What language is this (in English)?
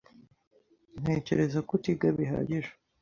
Kinyarwanda